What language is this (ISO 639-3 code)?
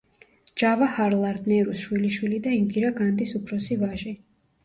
kat